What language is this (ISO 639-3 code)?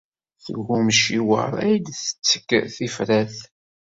kab